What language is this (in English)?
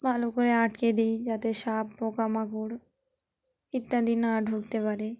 Bangla